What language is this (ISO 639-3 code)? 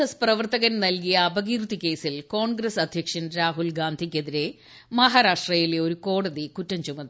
mal